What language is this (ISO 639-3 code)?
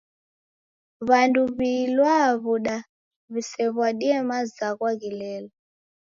dav